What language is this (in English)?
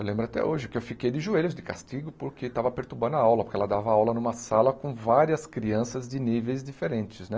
Portuguese